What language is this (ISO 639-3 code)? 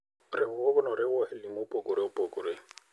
luo